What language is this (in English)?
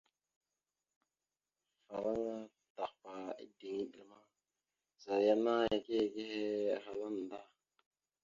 Mada (Cameroon)